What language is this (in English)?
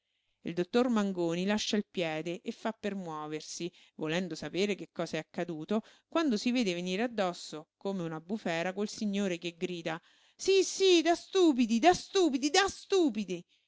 Italian